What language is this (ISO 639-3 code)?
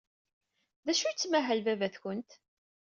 kab